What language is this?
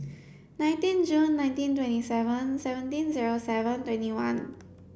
English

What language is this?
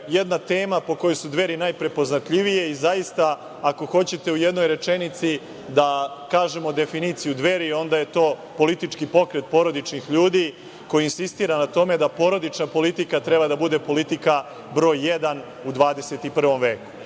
Serbian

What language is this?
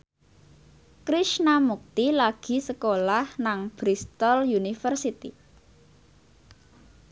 Javanese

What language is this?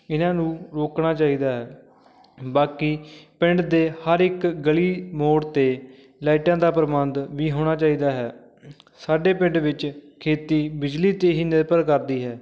Punjabi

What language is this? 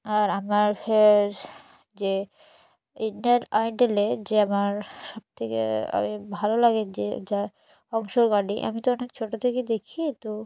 Bangla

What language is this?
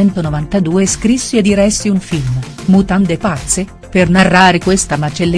Italian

